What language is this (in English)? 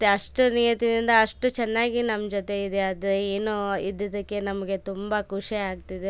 Kannada